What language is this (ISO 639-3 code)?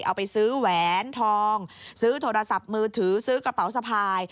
tha